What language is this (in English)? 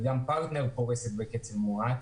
Hebrew